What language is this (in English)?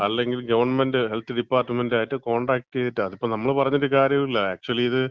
Malayalam